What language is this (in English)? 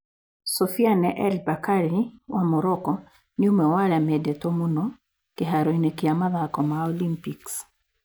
Kikuyu